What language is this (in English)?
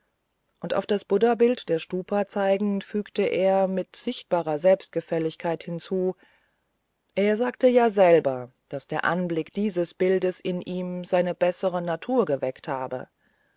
German